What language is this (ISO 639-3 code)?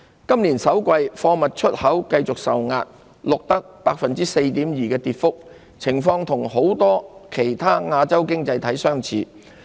yue